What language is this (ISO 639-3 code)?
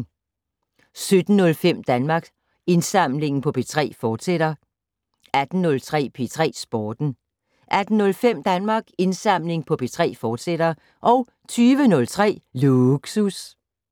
dan